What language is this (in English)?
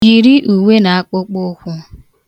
Igbo